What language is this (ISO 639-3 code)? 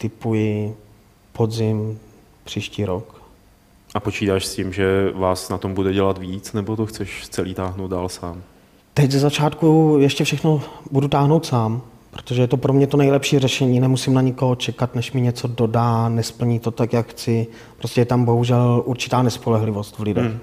ces